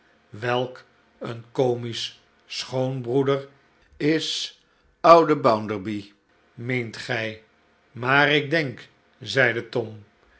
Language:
Dutch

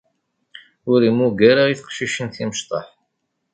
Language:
Kabyle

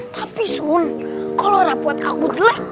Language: Indonesian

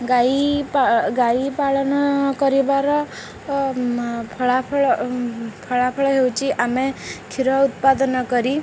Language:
Odia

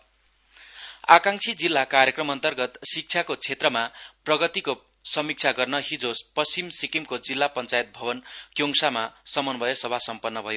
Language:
Nepali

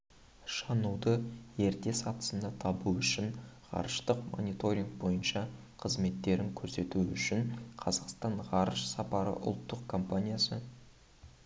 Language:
Kazakh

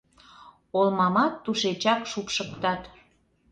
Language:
Mari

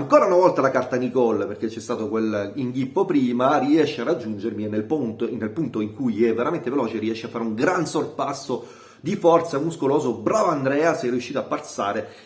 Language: Italian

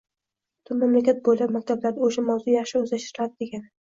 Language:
Uzbek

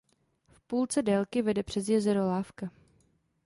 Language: Czech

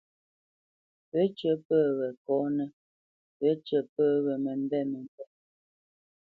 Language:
Bamenyam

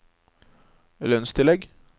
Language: Norwegian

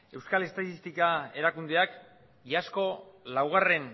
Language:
Basque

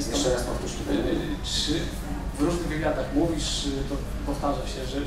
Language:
Polish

